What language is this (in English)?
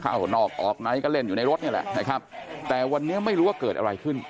Thai